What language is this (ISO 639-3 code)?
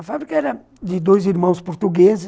por